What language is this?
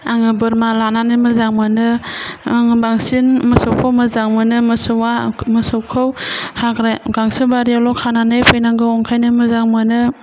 Bodo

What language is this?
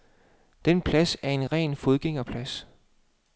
Danish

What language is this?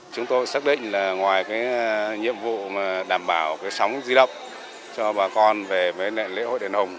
Vietnamese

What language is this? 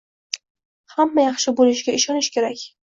Uzbek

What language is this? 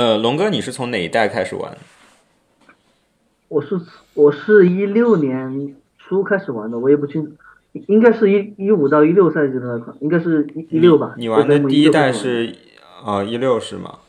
Chinese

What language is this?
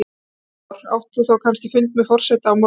Icelandic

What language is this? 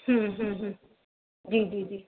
Sindhi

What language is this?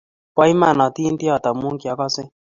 Kalenjin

